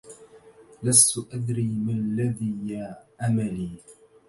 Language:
Arabic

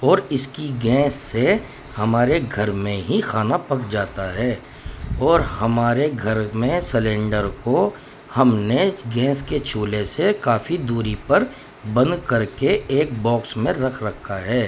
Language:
Urdu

